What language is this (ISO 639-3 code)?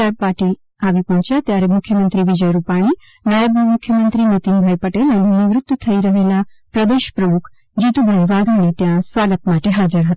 guj